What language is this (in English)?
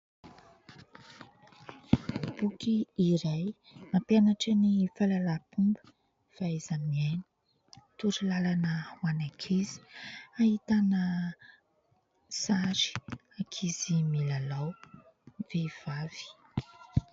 Malagasy